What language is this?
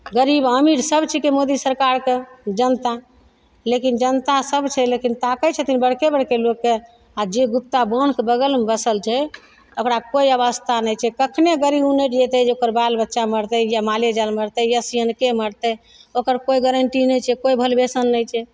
Maithili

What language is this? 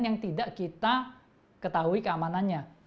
Indonesian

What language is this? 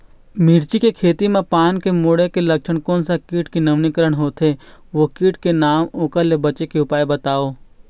Chhattisgarhi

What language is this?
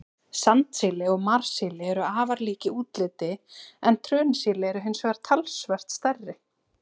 Icelandic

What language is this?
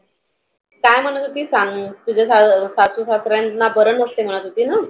Marathi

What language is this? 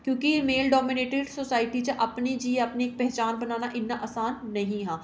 Dogri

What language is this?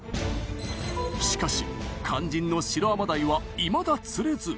Japanese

